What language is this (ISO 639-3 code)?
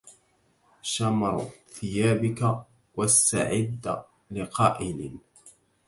ara